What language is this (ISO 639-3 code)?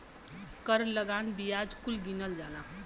bho